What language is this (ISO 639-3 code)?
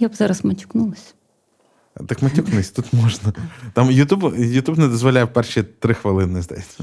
ukr